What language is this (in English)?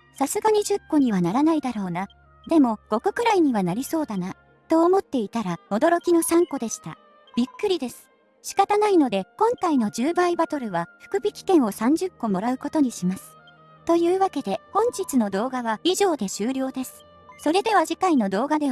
Japanese